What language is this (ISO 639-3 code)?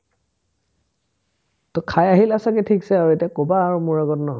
asm